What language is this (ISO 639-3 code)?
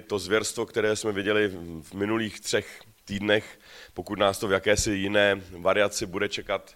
ces